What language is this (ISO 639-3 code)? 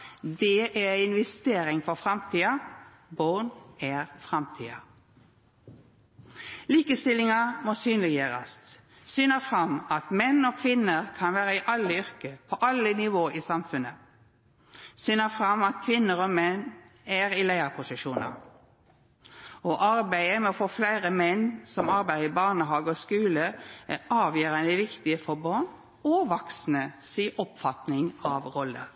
nno